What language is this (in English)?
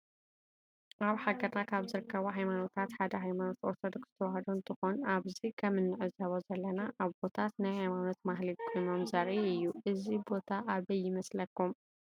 Tigrinya